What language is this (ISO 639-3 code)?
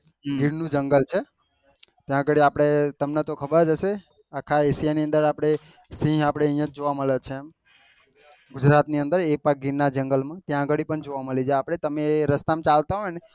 guj